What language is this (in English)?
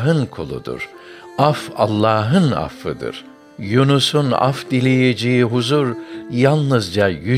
Turkish